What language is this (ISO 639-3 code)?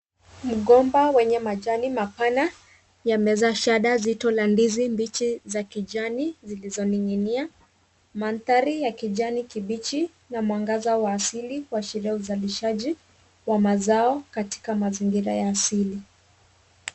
swa